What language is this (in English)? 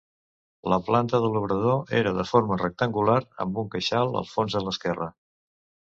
Catalan